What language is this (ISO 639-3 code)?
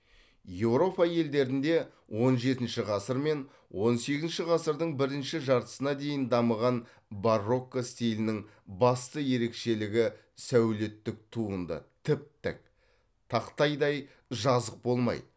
kaz